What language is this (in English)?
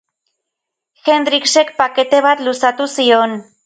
Basque